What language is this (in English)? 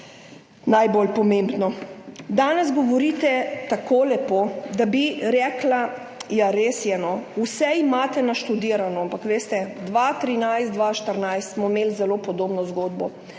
Slovenian